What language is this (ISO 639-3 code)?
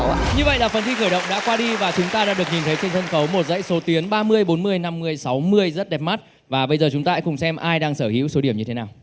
vie